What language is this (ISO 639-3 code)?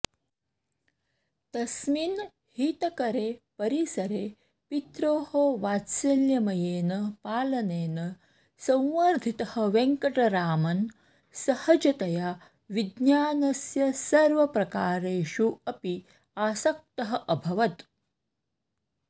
san